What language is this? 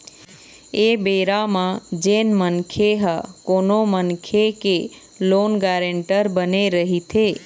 Chhattisgarhi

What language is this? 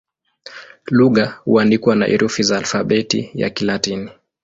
Swahili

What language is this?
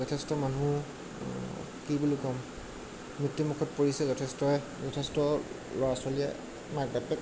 Assamese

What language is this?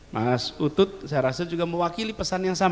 Indonesian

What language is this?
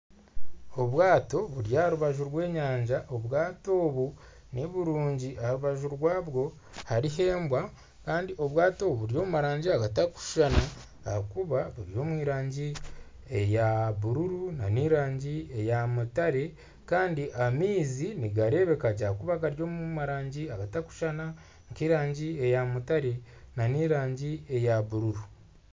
Nyankole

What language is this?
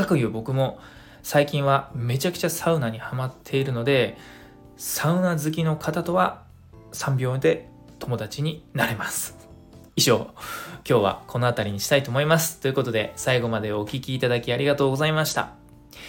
Japanese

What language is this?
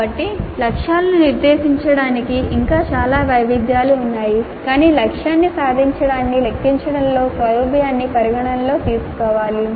Telugu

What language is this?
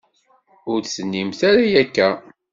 Kabyle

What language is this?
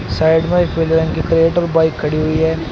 Hindi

